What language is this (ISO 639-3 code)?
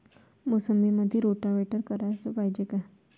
mar